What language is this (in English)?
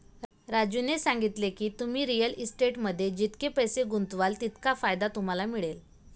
Marathi